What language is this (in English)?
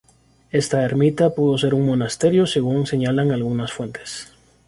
Spanish